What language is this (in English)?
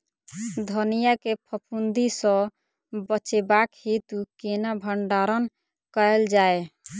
Maithili